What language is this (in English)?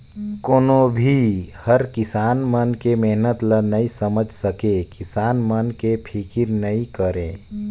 Chhattisgarhi